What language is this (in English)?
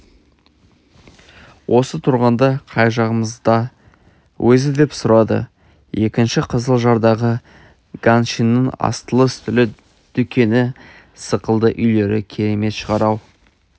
Kazakh